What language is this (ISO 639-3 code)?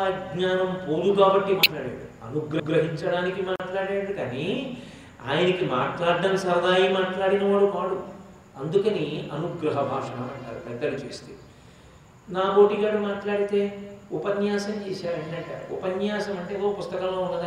tel